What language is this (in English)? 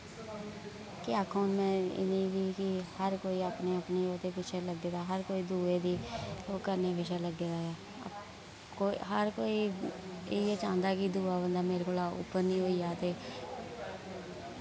Dogri